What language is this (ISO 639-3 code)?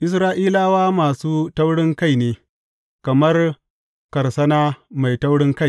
hau